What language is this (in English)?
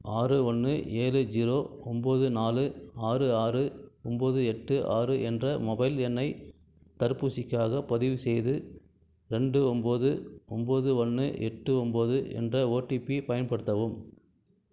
Tamil